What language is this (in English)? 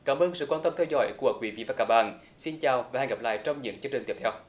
Vietnamese